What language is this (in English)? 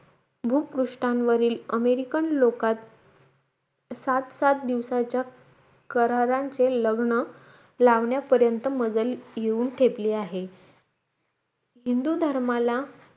Marathi